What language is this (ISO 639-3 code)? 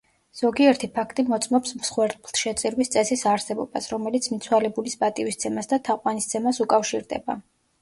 kat